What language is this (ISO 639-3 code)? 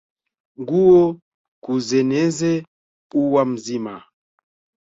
swa